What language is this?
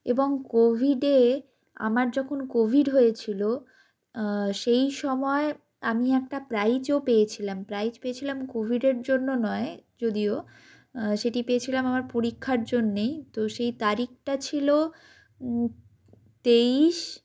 Bangla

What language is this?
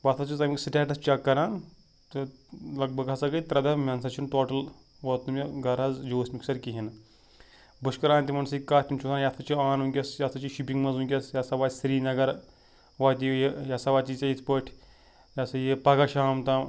Kashmiri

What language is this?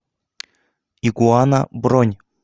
Russian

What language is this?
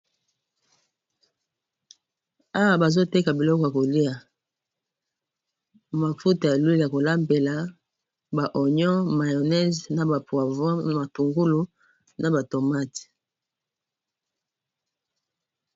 Lingala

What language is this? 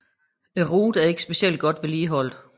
Danish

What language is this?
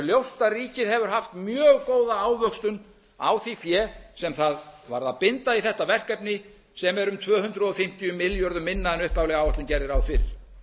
Icelandic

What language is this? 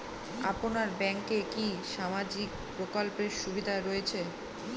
Bangla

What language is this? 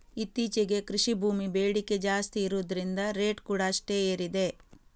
Kannada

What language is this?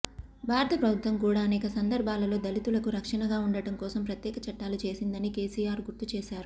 Telugu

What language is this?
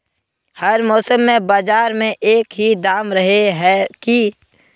Magahi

